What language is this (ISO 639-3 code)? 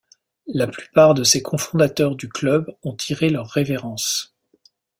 fra